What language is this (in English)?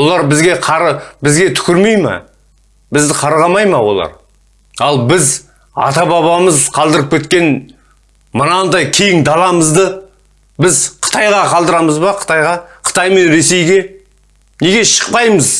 Turkish